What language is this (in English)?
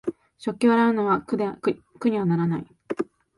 Japanese